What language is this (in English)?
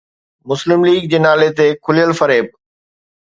Sindhi